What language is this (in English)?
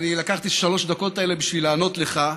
Hebrew